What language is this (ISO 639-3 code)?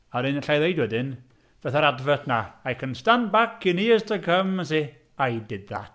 cym